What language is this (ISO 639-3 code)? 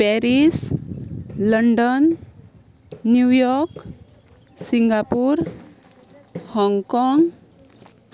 kok